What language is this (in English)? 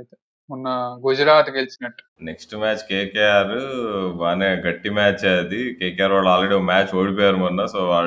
Telugu